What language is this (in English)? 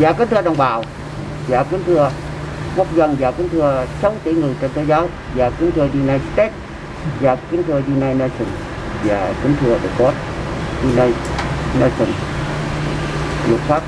Vietnamese